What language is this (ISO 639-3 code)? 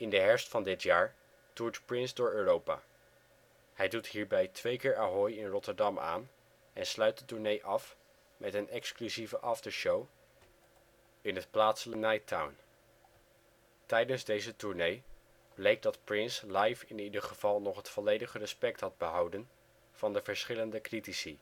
nld